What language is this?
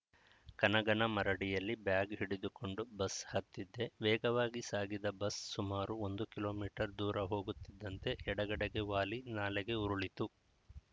Kannada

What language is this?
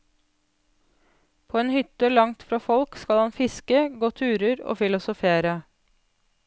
Norwegian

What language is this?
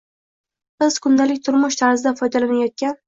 Uzbek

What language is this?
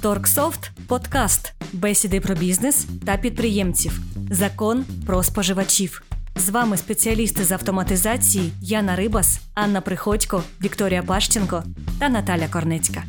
Ukrainian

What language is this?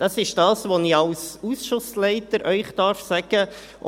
Swiss German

